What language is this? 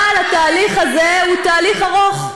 Hebrew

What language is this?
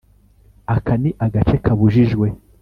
Kinyarwanda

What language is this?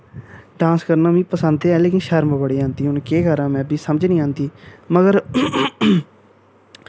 Dogri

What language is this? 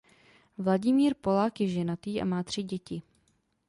Czech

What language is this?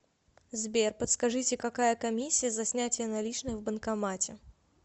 Russian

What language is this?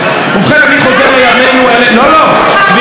Hebrew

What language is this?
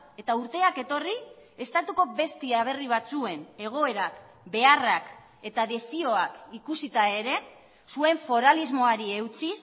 Basque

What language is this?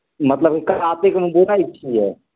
Maithili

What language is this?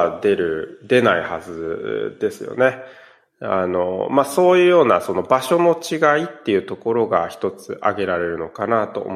Japanese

